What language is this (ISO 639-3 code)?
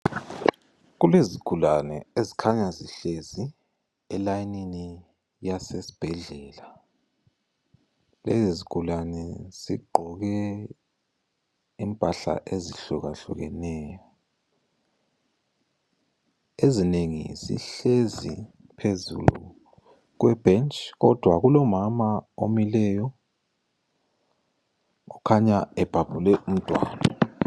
nde